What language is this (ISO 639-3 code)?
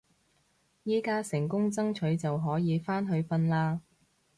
yue